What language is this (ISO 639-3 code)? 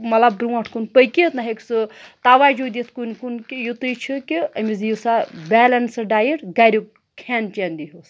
kas